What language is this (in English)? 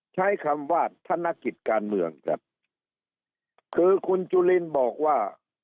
Thai